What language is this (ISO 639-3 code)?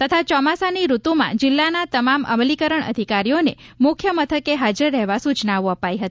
guj